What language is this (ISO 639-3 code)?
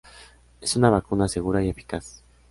spa